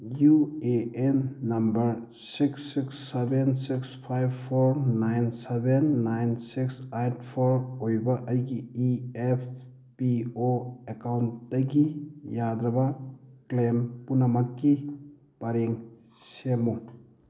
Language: Manipuri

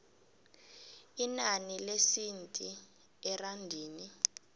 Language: South Ndebele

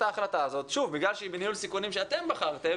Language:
Hebrew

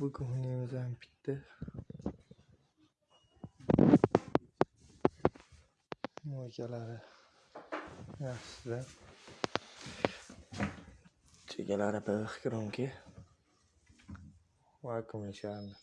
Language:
Turkish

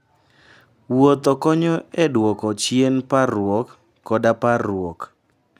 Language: Luo (Kenya and Tanzania)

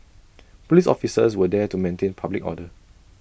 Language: English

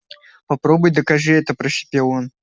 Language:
Russian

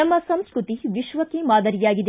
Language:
Kannada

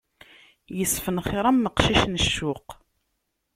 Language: Kabyle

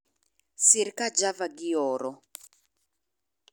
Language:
Luo (Kenya and Tanzania)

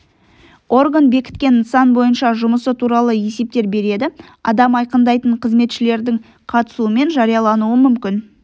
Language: Kazakh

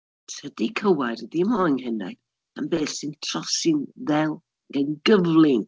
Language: Welsh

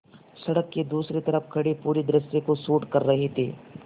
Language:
Hindi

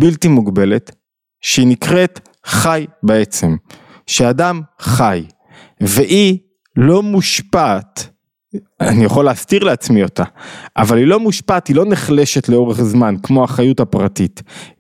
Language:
Hebrew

